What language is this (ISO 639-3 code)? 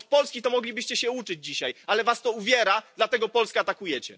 pol